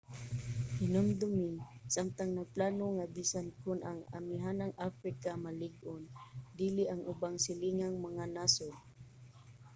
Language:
Cebuano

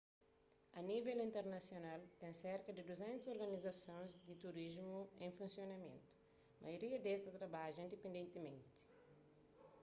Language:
Kabuverdianu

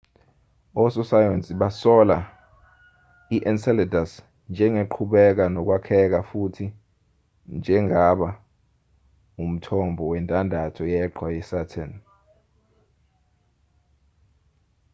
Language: Zulu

